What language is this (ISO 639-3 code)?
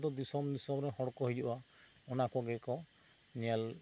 sat